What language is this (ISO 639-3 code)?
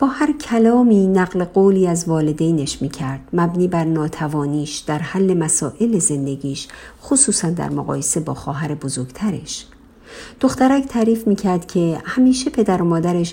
fas